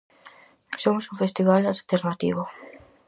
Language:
Galician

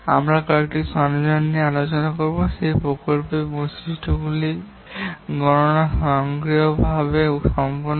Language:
Bangla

